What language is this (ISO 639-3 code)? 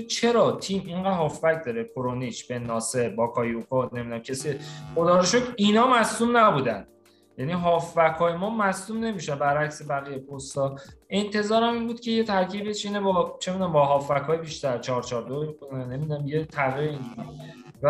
fas